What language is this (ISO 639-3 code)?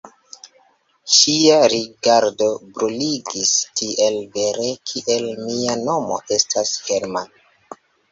epo